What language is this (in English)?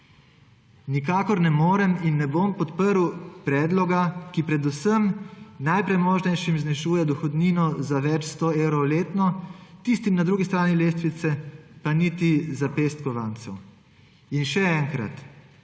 Slovenian